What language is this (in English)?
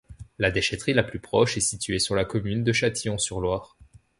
French